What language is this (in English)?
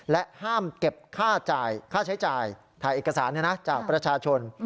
Thai